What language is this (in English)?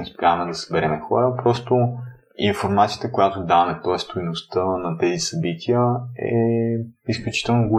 Bulgarian